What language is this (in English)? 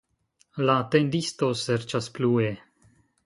Esperanto